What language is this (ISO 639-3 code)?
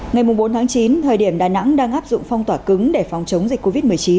vie